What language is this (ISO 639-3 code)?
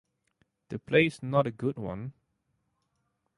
eng